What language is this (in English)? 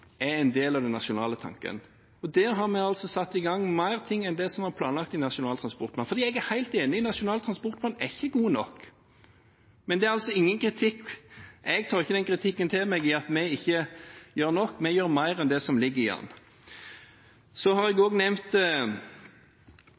Norwegian Bokmål